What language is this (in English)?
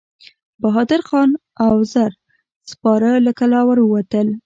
Pashto